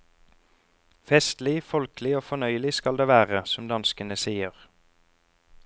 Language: Norwegian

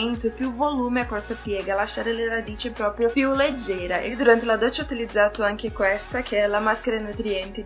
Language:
Italian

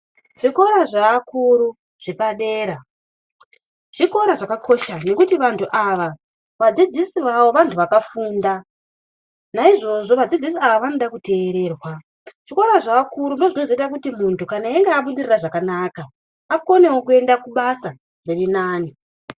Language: Ndau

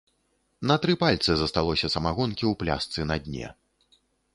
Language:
Belarusian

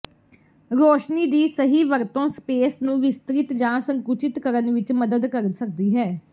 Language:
Punjabi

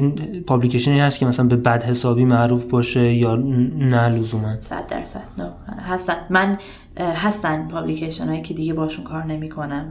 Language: Persian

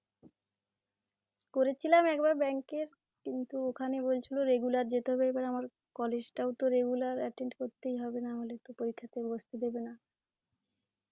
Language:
Bangla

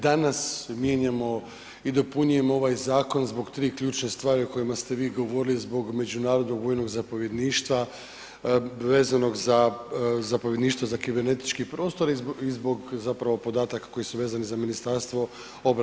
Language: Croatian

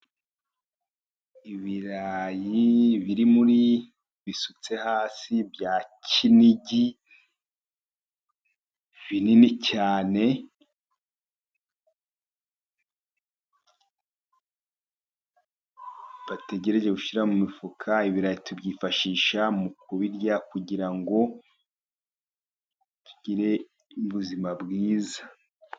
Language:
Kinyarwanda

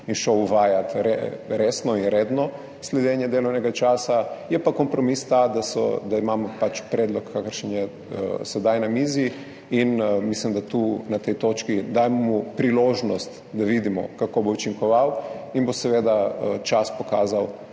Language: Slovenian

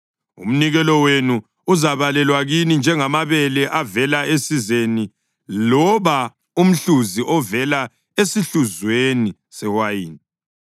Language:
North Ndebele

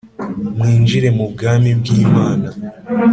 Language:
Kinyarwanda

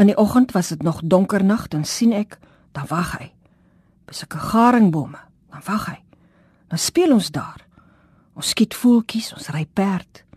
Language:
Dutch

